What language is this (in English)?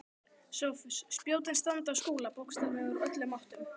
Icelandic